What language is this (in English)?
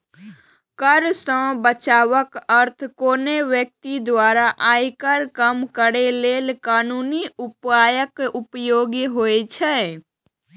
Maithili